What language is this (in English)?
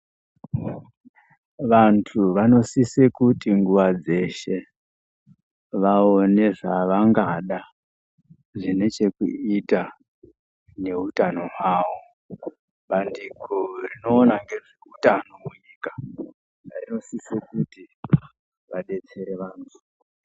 Ndau